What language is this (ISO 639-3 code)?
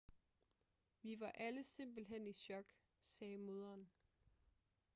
dan